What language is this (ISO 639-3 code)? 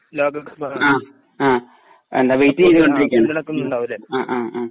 mal